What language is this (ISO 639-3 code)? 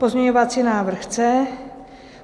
ces